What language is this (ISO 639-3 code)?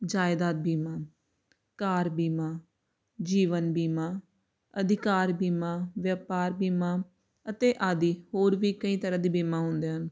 pan